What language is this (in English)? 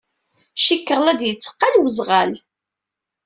Kabyle